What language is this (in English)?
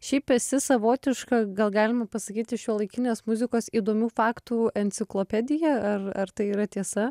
Lithuanian